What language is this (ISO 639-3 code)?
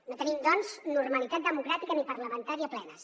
cat